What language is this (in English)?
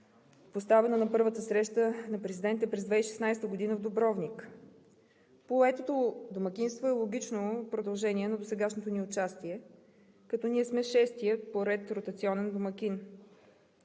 Bulgarian